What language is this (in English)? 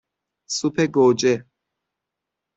Persian